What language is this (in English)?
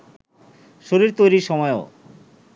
Bangla